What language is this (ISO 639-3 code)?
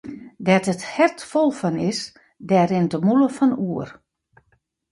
fry